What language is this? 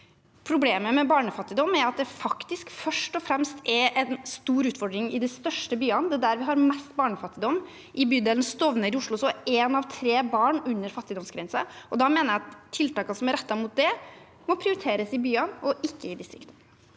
Norwegian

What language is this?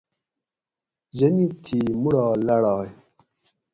Gawri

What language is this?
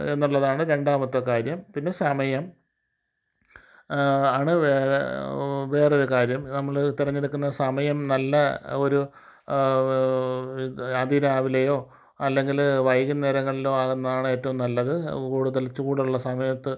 Malayalam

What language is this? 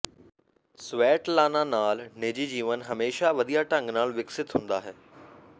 Punjabi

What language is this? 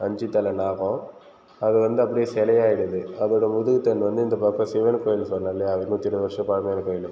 Tamil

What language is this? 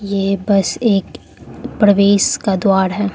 Hindi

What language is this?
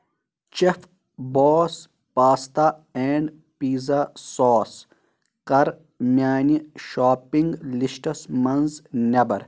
Kashmiri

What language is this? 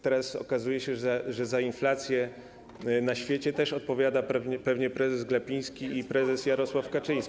Polish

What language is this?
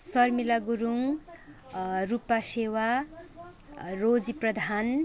Nepali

